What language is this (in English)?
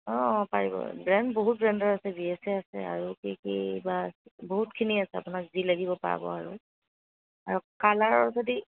Assamese